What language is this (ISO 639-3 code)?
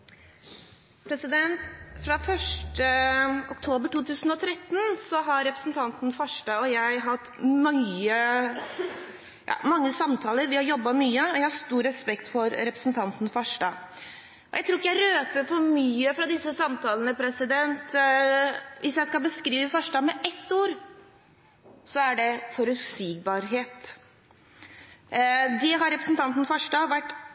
nob